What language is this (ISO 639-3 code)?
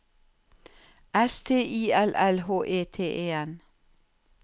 nor